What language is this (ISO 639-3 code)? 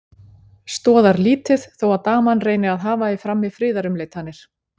isl